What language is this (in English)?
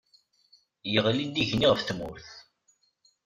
Kabyle